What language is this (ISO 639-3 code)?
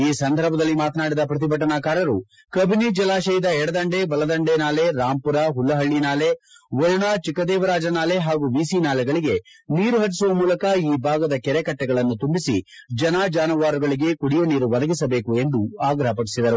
kan